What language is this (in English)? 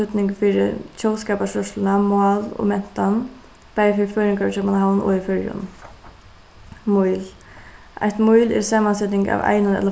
Faroese